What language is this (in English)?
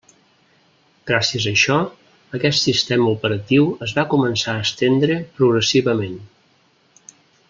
Catalan